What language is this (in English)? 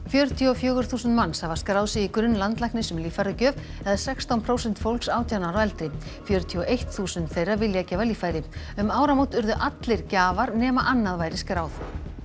Icelandic